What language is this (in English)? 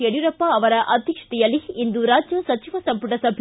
Kannada